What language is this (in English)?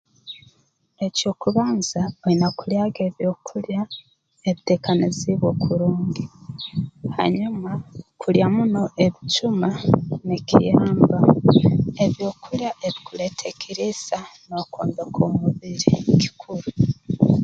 Tooro